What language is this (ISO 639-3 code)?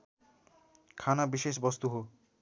nep